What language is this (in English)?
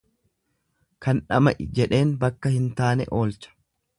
Oromo